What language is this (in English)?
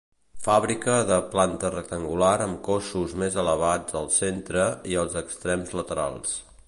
Catalan